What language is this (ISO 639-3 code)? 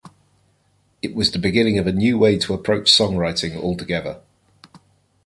eng